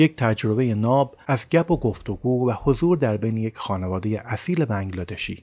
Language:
Persian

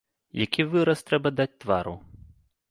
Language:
Belarusian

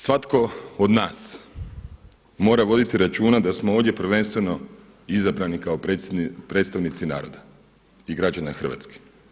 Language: Croatian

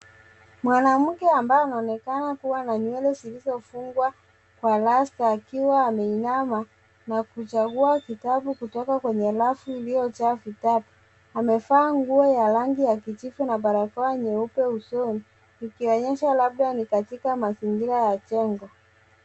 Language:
Swahili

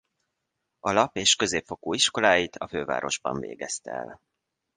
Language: Hungarian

